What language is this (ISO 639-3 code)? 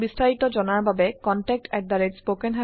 asm